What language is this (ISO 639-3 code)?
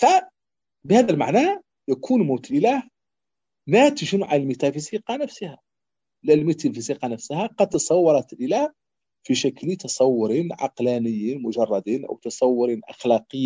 ara